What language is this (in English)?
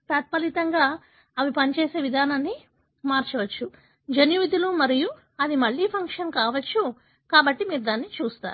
Telugu